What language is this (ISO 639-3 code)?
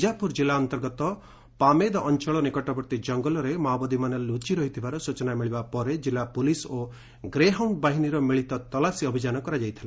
ori